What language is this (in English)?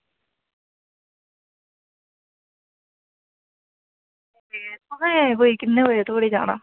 Dogri